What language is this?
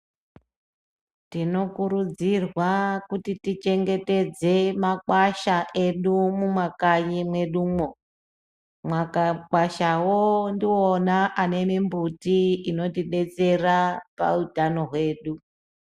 Ndau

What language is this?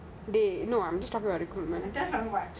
English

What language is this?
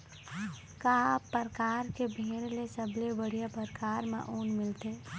Chhattisgarhi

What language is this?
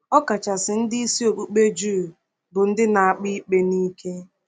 Igbo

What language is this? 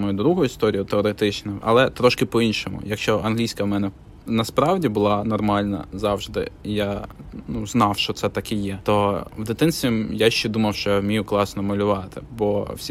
Ukrainian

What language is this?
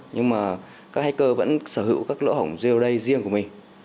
Vietnamese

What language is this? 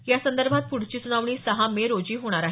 Marathi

